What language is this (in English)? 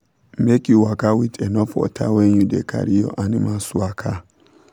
Nigerian Pidgin